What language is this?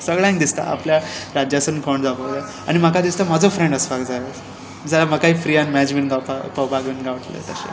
Konkani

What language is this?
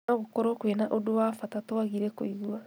Kikuyu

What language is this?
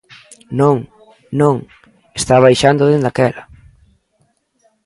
Galician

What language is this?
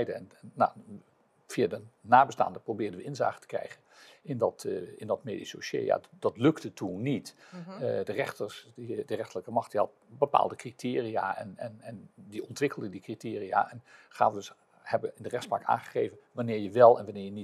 Dutch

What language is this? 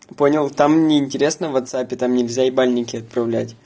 Russian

